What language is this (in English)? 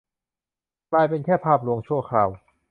Thai